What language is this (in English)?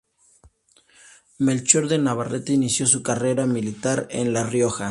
Spanish